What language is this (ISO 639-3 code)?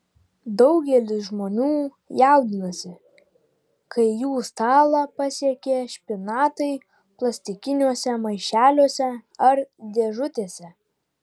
lit